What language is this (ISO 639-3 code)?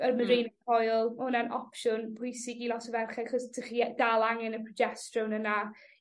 cym